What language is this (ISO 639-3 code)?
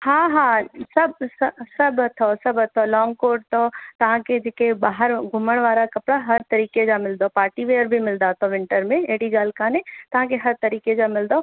snd